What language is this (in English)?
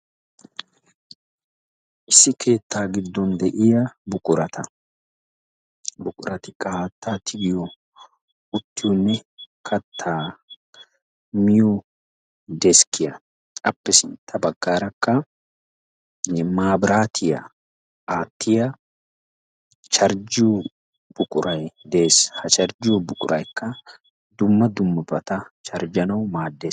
Wolaytta